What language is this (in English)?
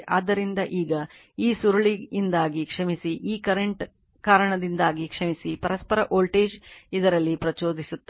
Kannada